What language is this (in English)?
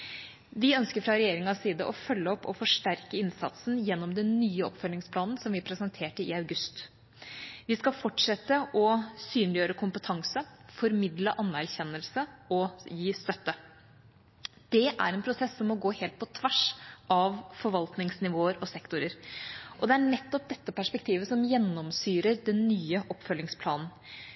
Norwegian Bokmål